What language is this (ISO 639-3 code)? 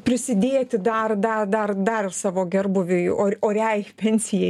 lit